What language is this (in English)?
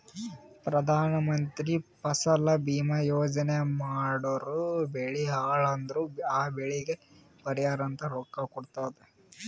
Kannada